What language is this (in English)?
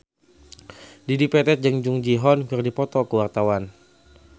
Sundanese